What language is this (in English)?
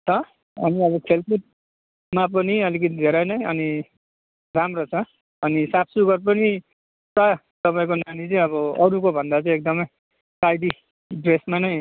Nepali